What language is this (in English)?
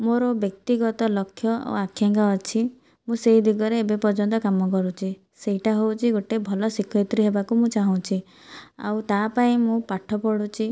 Odia